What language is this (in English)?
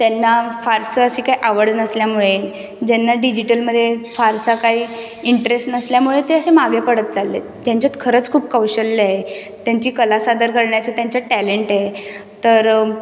Marathi